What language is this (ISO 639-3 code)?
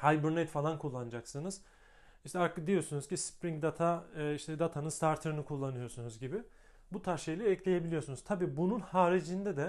tur